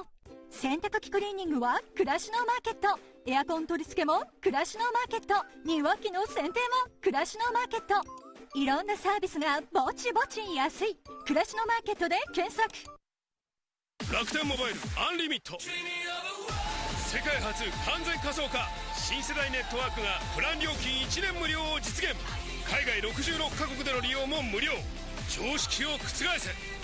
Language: Japanese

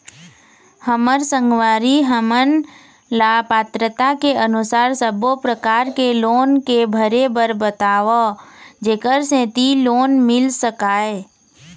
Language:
Chhattisgarhi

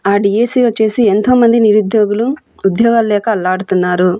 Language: Telugu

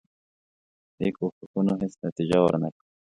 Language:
Pashto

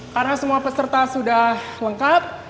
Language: Indonesian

